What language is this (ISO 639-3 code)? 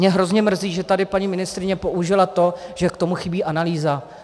ces